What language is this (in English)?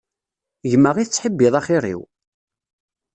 Kabyle